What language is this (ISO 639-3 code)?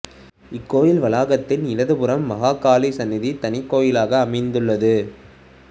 tam